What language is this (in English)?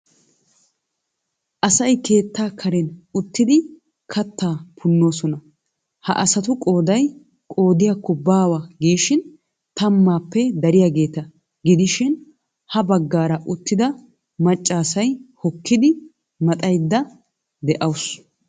Wolaytta